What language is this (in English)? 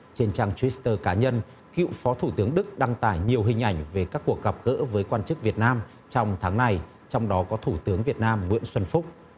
Vietnamese